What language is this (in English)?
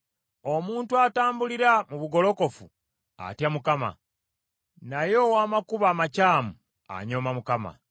Ganda